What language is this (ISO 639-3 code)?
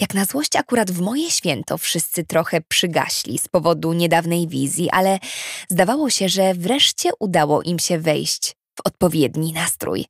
pol